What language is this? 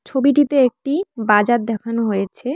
Bangla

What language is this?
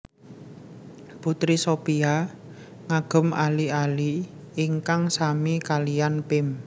Javanese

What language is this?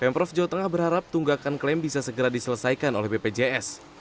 Indonesian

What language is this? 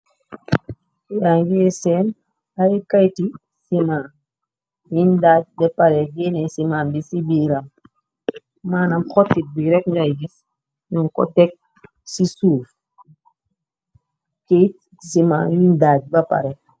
Wolof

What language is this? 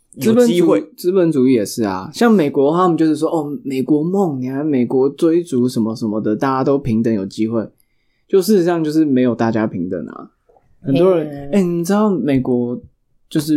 Chinese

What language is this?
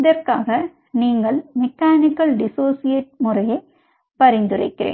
Tamil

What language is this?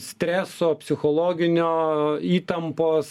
Lithuanian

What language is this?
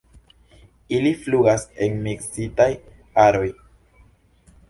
Esperanto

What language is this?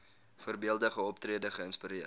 Afrikaans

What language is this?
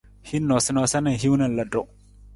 Nawdm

